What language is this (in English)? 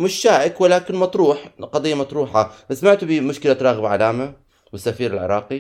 Arabic